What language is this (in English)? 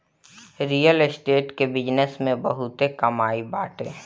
Bhojpuri